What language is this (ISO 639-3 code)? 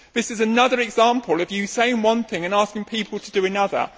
eng